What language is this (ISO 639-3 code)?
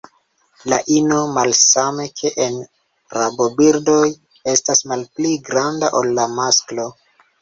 epo